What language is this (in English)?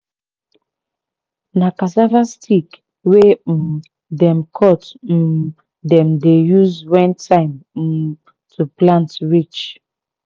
Nigerian Pidgin